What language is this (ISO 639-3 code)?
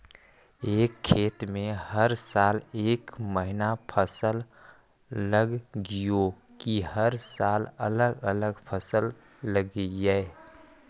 mag